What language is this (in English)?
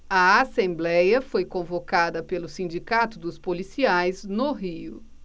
Portuguese